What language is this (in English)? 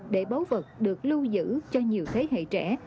Vietnamese